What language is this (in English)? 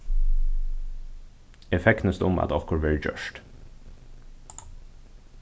Faroese